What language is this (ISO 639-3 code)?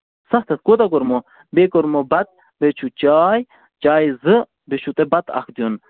kas